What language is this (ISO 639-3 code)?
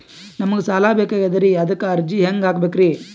kan